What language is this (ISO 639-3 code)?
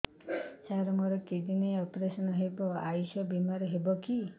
ori